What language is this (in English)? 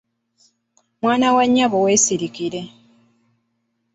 Ganda